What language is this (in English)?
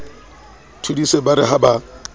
Southern Sotho